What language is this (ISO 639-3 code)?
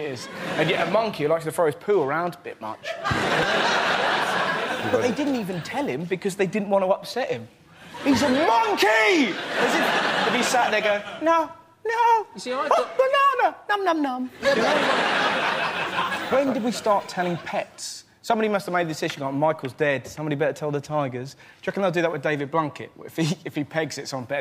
eng